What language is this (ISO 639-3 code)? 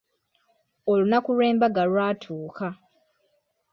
lug